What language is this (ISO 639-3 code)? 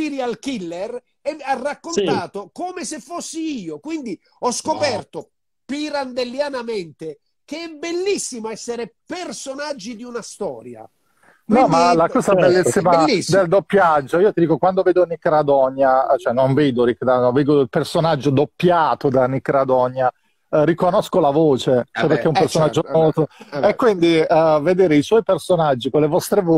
ita